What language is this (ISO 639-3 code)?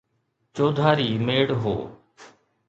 snd